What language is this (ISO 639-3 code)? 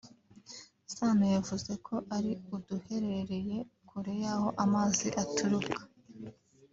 kin